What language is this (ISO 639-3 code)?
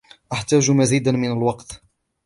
ara